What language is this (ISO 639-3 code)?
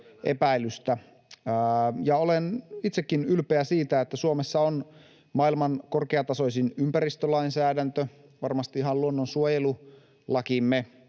fin